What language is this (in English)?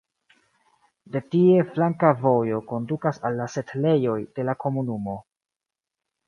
Esperanto